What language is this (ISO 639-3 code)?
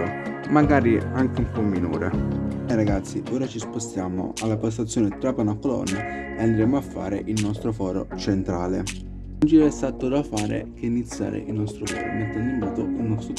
ita